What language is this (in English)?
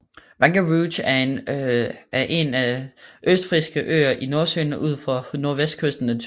Danish